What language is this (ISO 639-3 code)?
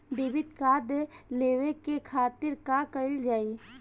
bho